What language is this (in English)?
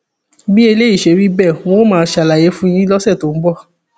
Yoruba